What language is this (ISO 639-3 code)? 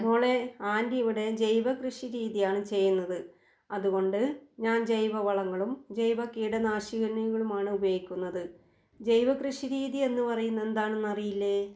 mal